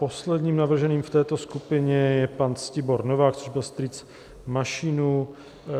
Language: Czech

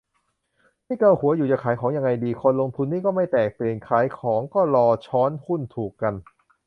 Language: Thai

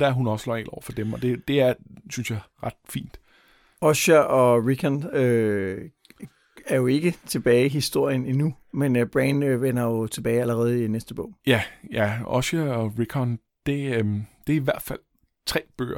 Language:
Danish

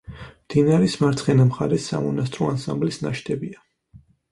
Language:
Georgian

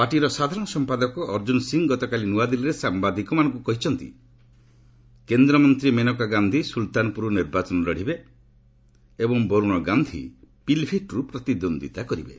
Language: Odia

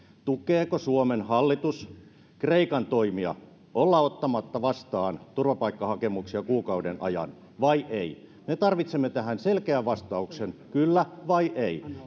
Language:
Finnish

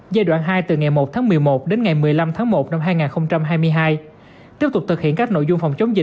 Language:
Vietnamese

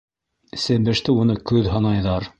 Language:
Bashkir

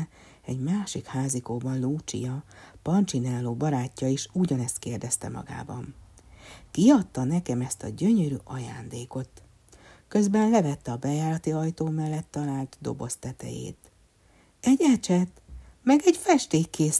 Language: Hungarian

